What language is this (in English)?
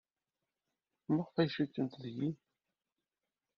Kabyle